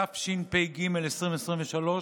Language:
Hebrew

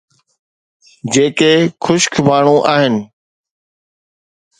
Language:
Sindhi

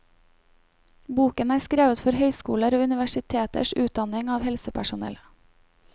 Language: Norwegian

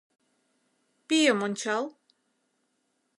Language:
Mari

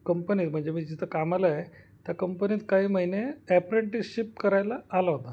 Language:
Marathi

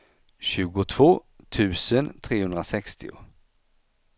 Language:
Swedish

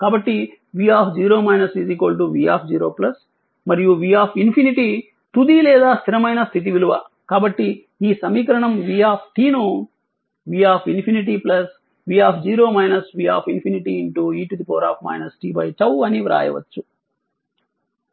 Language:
Telugu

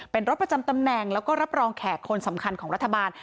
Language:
Thai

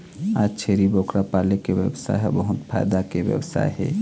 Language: Chhattisgarhi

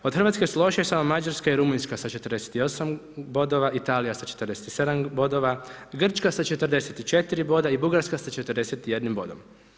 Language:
Croatian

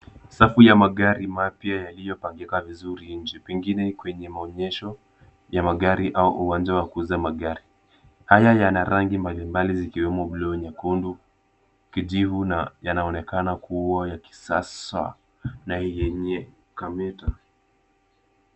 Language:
Swahili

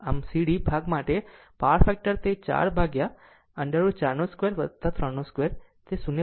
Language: Gujarati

